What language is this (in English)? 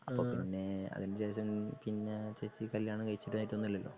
Malayalam